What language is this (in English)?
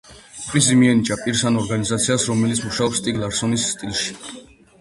Georgian